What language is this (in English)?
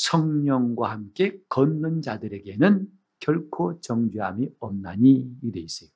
Korean